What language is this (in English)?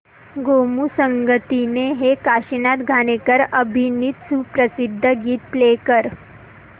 Marathi